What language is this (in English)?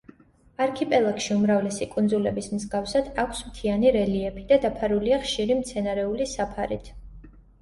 Georgian